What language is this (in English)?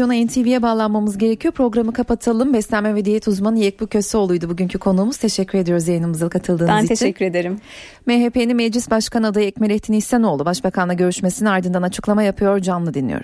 Turkish